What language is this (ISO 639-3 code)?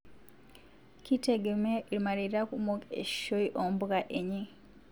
mas